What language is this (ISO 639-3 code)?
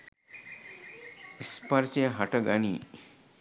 sin